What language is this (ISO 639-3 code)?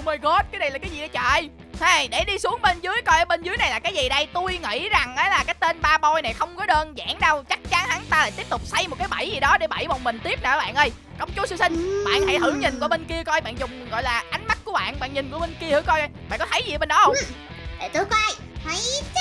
vie